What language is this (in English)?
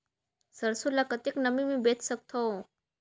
Chhattisgarhi